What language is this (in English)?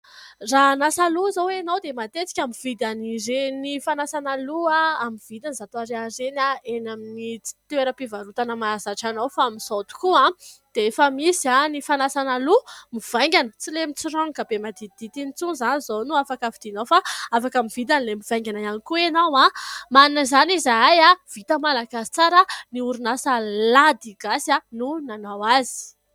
Malagasy